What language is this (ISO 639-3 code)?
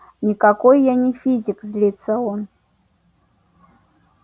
rus